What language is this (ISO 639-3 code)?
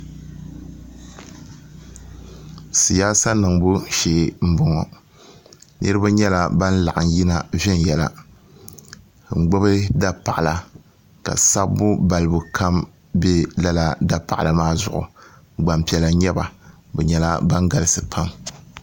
dag